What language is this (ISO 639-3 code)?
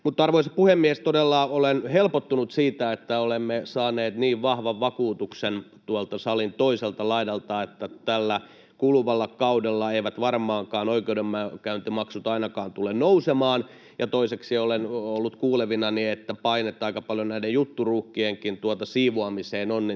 fin